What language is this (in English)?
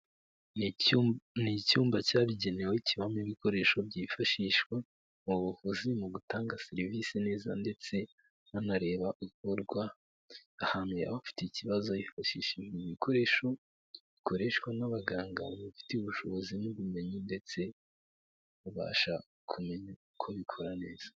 Kinyarwanda